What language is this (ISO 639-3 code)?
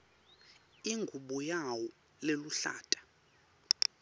ssw